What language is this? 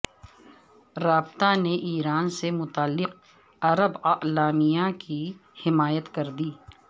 Urdu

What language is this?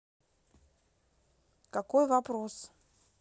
Russian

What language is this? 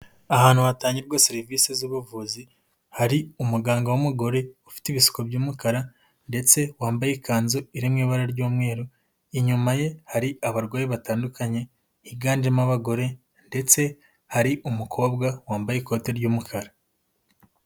Kinyarwanda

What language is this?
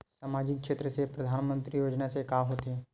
Chhattisgarhi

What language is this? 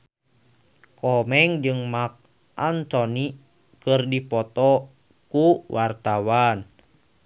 Sundanese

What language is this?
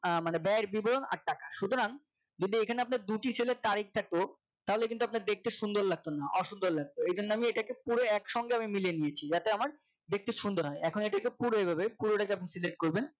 Bangla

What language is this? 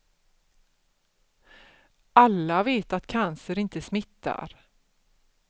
Swedish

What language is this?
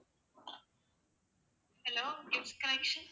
Tamil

